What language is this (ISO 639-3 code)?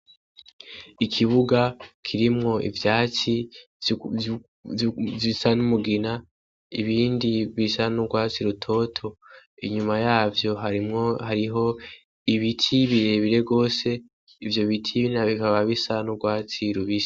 run